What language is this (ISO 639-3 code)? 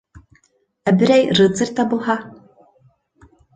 bak